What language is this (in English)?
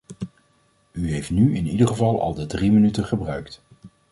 Dutch